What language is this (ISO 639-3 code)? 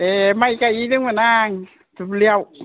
brx